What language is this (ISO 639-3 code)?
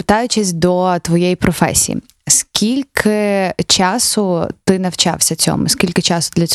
ukr